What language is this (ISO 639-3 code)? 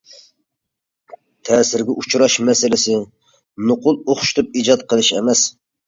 uig